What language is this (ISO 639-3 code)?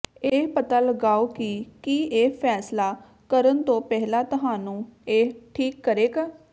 pan